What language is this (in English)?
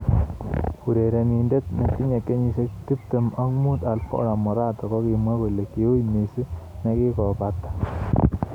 Kalenjin